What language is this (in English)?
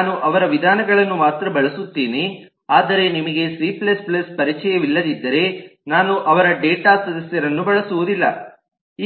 Kannada